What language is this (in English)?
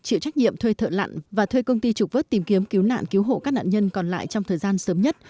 Vietnamese